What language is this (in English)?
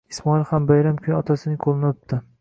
Uzbek